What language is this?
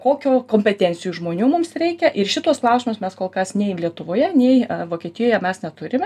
Lithuanian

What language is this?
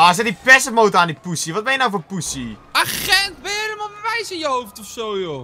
Dutch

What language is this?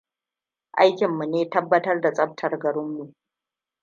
Hausa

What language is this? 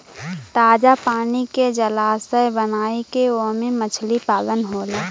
Bhojpuri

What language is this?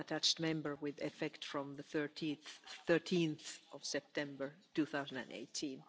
German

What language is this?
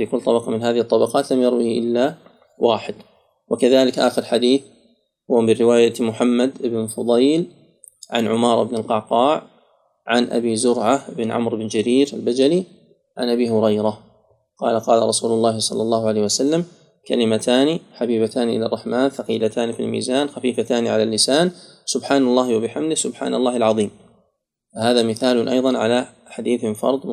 Arabic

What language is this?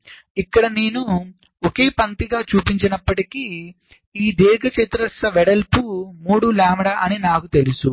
Telugu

